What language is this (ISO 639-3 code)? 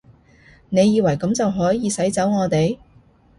yue